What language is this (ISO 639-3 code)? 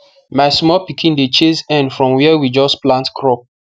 pcm